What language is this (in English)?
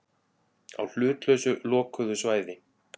Icelandic